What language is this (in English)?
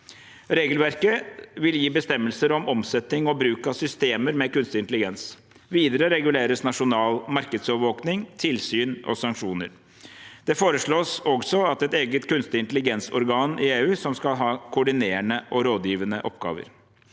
Norwegian